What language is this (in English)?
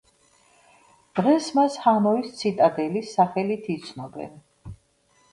Georgian